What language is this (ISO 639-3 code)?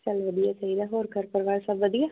pan